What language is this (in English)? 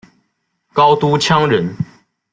Chinese